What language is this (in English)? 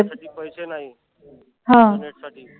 Marathi